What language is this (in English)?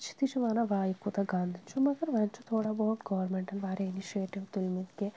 Kashmiri